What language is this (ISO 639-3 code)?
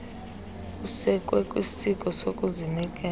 xho